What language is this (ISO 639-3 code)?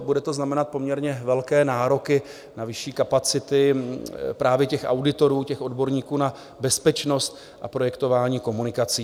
ces